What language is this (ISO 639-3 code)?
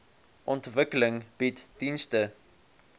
afr